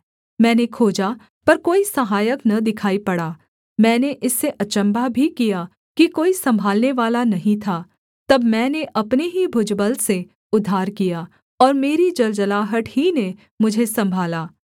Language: Hindi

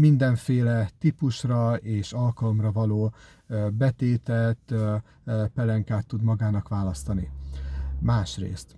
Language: Hungarian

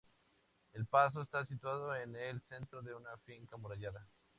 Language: Spanish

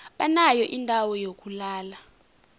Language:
South Ndebele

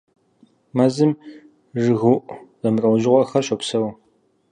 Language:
Kabardian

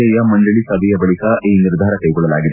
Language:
Kannada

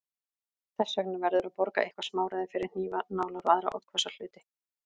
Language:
Icelandic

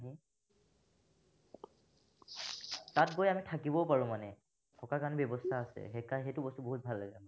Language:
Assamese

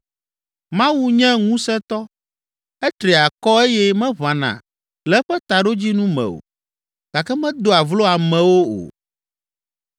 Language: Ewe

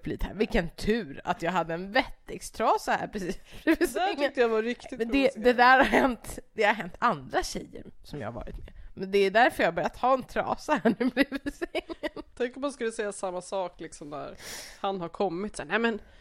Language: Swedish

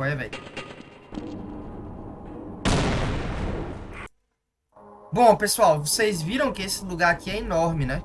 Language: Portuguese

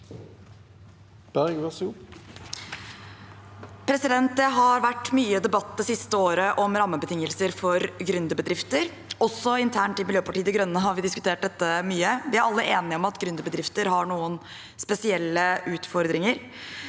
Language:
Norwegian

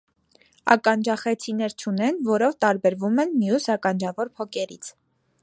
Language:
Armenian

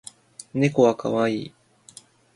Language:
Japanese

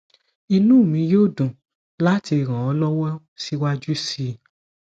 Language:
Yoruba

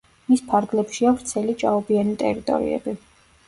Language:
Georgian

